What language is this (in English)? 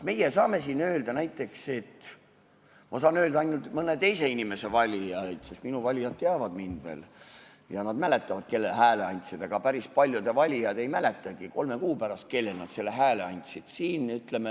Estonian